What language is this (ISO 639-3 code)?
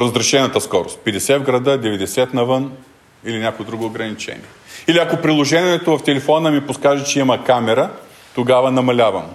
bul